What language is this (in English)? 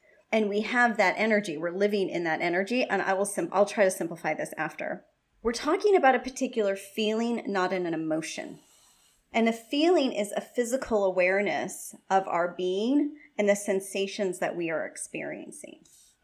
English